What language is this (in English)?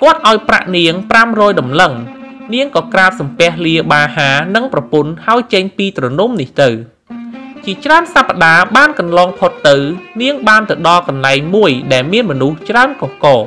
Thai